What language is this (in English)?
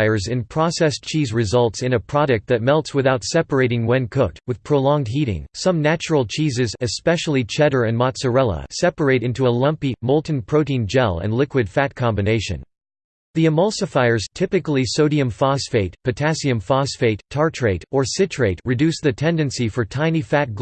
English